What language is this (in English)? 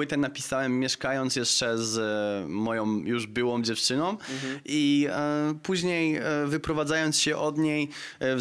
Polish